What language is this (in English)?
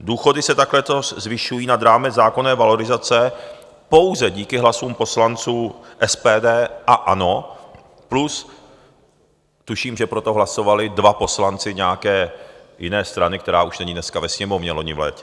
Czech